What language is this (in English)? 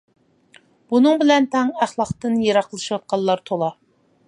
Uyghur